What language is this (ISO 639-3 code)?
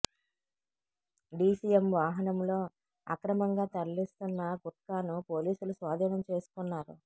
tel